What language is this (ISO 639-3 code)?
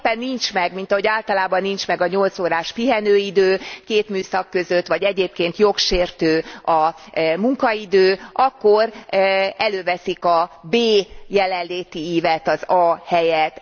hun